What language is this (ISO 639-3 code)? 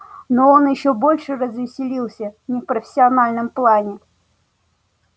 rus